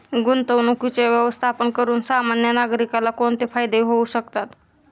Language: Marathi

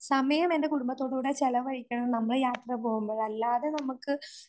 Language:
Malayalam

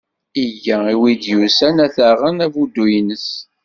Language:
Kabyle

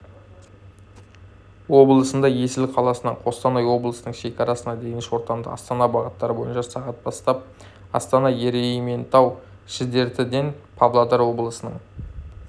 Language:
Kazakh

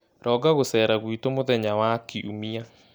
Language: Kikuyu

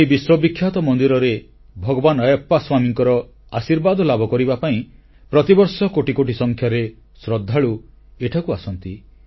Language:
Odia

